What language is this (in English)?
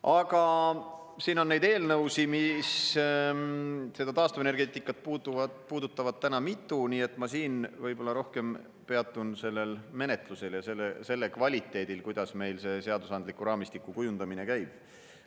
Estonian